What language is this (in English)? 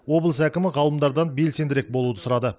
Kazakh